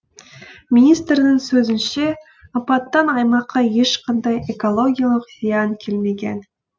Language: Kazakh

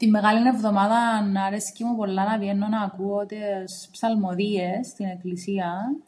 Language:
Greek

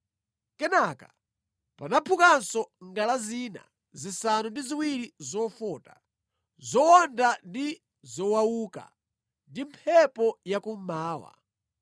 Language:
Nyanja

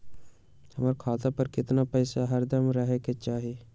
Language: Magahi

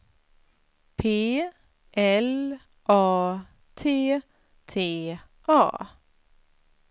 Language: Swedish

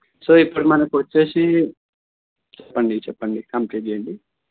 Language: Telugu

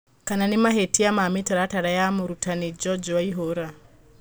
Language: Kikuyu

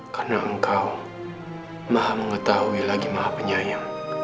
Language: Indonesian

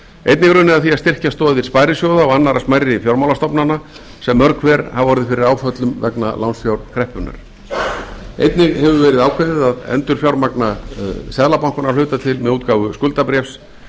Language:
Icelandic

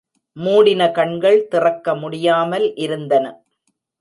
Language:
Tamil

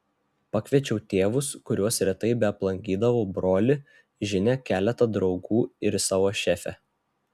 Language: Lithuanian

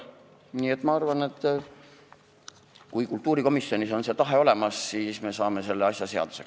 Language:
Estonian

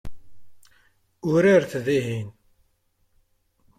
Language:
Kabyle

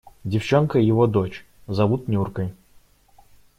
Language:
Russian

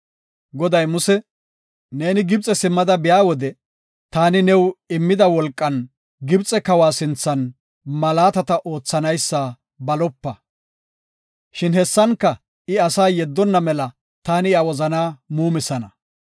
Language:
Gofa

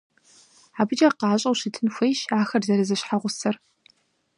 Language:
Kabardian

